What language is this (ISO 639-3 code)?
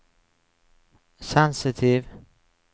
nor